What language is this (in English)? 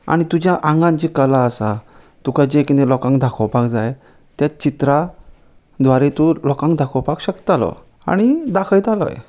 Konkani